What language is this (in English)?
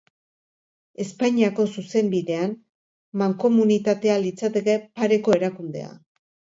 Basque